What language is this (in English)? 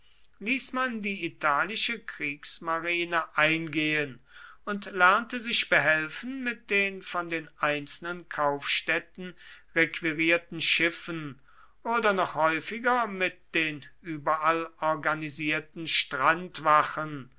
German